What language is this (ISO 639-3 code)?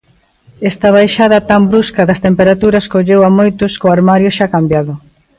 glg